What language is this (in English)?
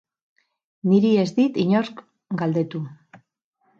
Basque